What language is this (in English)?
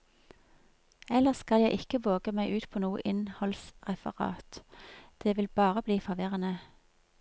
Norwegian